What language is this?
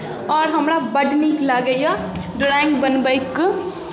Maithili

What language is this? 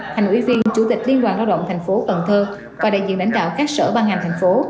Vietnamese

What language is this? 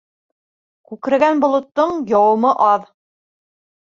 Bashkir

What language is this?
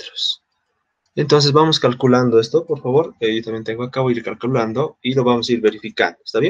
Spanish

